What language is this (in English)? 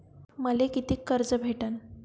Marathi